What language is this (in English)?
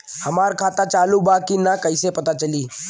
Bhojpuri